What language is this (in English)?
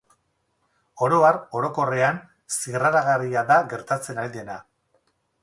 Basque